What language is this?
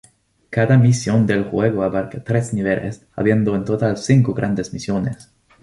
Spanish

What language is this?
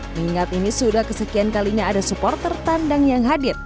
Indonesian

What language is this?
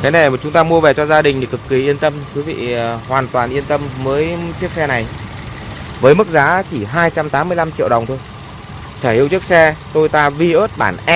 Vietnamese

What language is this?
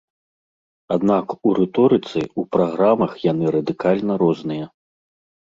Belarusian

